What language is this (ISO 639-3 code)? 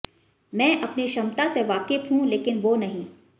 hin